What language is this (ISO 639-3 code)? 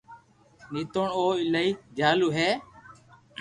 lrk